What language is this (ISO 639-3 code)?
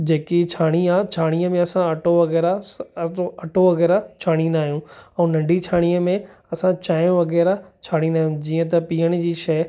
snd